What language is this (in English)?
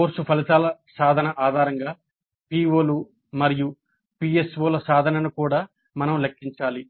Telugu